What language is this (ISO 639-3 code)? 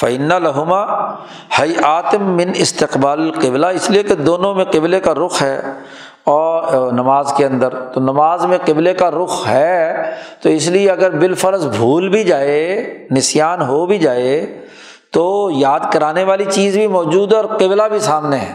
urd